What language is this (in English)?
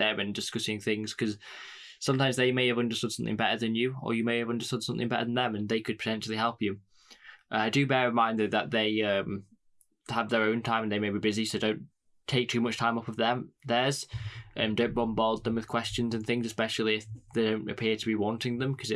English